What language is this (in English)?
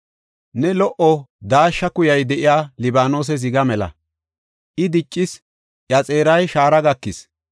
Gofa